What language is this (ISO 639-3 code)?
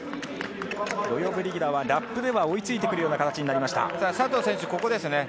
jpn